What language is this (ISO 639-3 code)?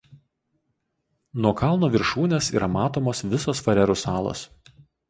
lit